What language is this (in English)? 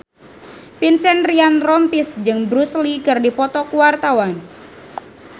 Sundanese